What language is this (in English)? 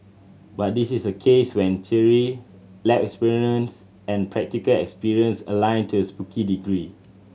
English